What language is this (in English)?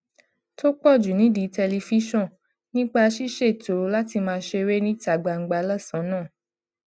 Yoruba